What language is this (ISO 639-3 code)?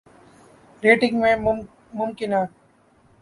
urd